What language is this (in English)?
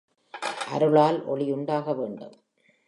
Tamil